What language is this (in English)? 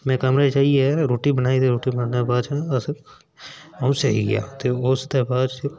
Dogri